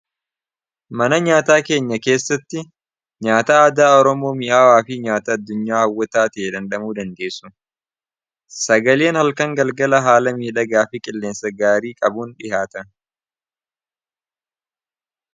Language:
Oromo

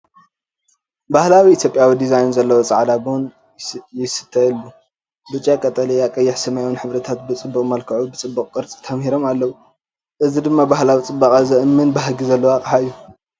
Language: Tigrinya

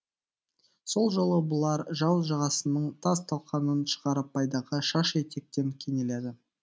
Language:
Kazakh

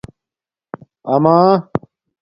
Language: Domaaki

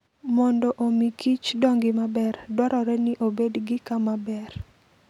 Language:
Luo (Kenya and Tanzania)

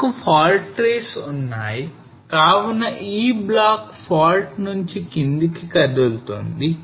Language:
Telugu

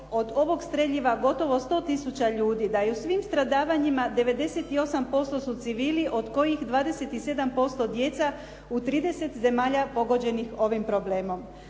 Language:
Croatian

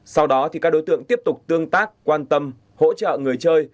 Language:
Vietnamese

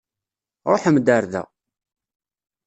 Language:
Kabyle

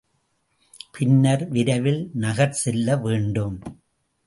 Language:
Tamil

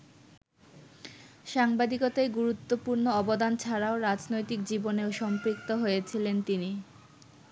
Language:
Bangla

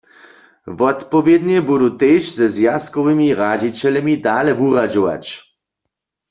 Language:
Upper Sorbian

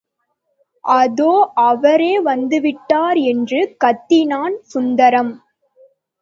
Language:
Tamil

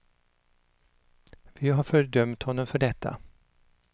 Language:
Swedish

